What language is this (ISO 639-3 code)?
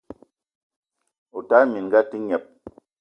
eto